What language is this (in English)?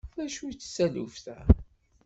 Kabyle